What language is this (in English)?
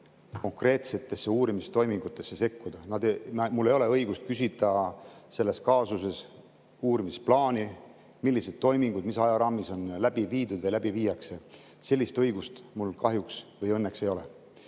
Estonian